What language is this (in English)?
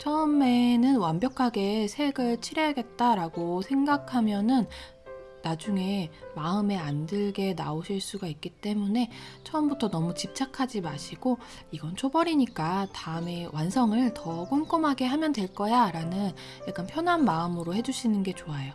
Korean